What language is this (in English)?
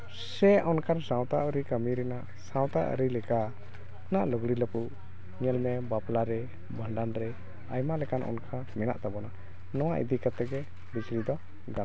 Santali